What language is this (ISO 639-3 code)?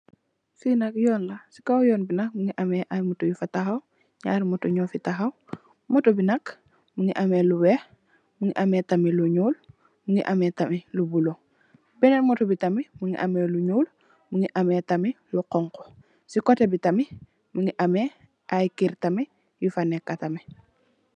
wol